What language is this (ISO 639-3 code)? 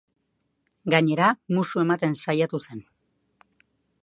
eus